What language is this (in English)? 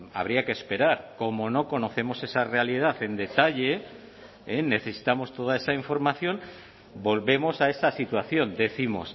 Spanish